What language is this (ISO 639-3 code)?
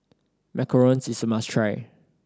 eng